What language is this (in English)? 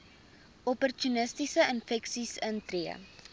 Afrikaans